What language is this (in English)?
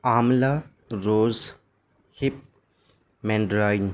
Urdu